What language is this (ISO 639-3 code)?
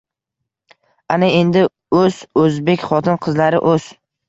uzb